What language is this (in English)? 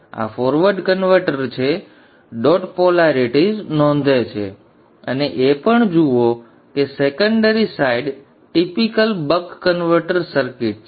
Gujarati